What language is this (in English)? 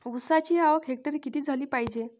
Marathi